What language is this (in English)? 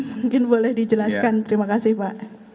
Indonesian